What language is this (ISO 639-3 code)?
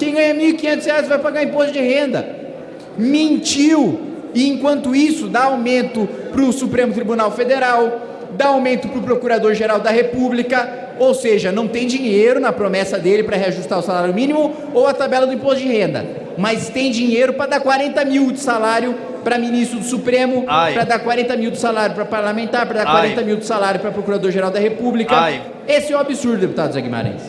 por